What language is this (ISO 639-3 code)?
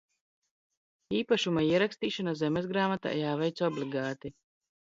lav